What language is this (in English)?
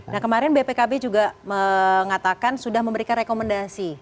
Indonesian